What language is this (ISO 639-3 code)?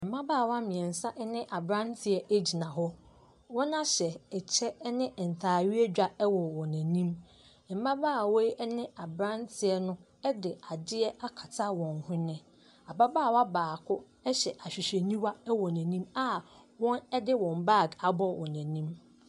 aka